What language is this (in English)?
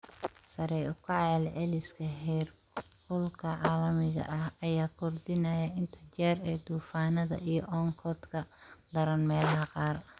Somali